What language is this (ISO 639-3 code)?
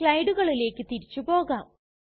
mal